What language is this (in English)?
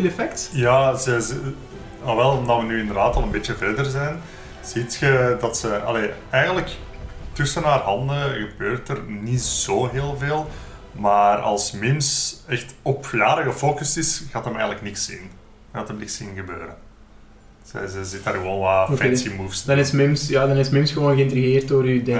Dutch